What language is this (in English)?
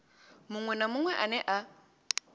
Venda